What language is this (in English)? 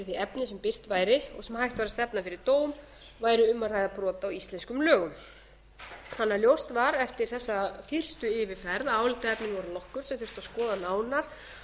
Icelandic